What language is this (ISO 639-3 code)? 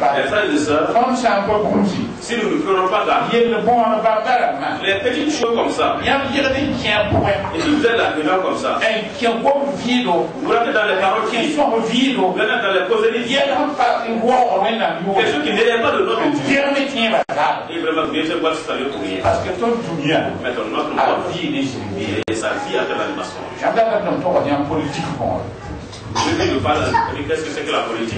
fra